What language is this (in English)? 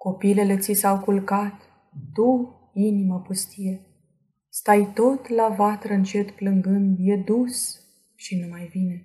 Romanian